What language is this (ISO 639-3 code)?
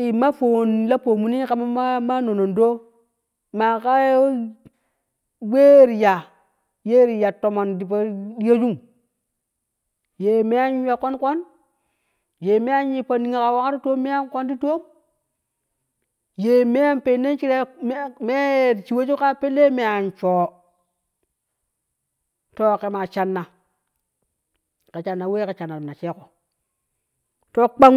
kuh